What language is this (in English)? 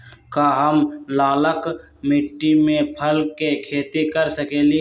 Magahi